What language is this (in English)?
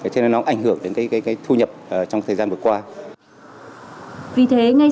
Vietnamese